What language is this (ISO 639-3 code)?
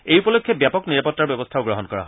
asm